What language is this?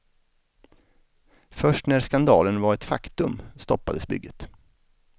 Swedish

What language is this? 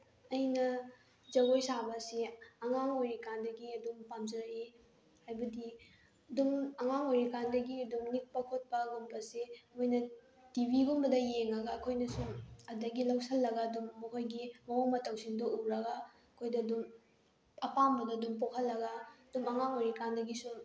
Manipuri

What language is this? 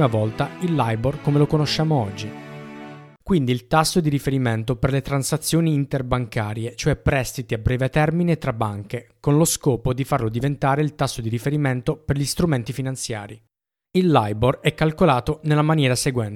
Italian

